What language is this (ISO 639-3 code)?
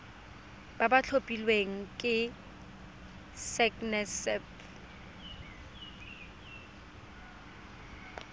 tsn